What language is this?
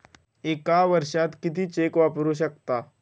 Marathi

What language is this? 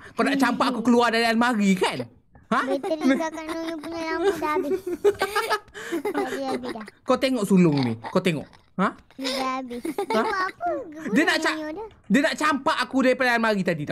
Malay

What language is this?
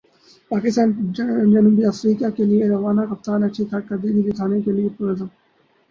Urdu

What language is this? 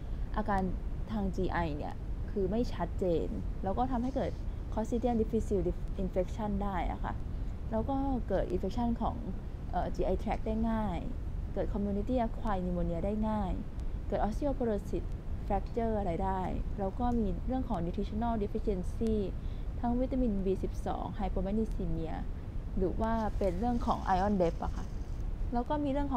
Thai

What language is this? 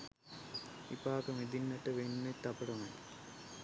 Sinhala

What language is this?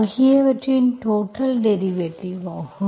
Tamil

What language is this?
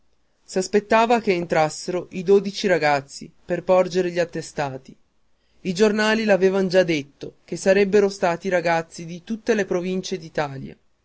Italian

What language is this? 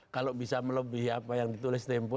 Indonesian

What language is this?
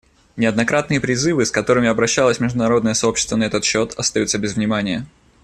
Russian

